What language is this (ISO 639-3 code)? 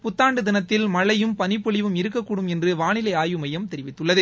tam